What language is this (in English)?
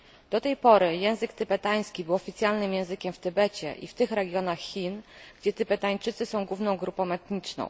Polish